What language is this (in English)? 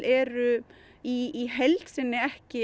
Icelandic